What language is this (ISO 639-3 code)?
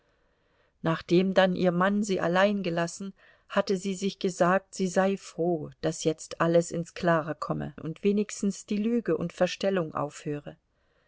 deu